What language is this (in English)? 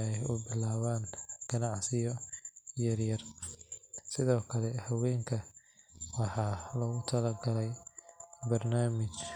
Somali